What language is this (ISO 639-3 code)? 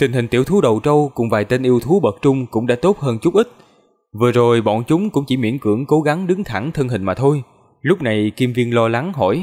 vie